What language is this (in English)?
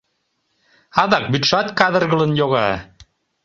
Mari